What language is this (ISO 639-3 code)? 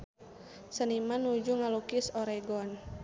sun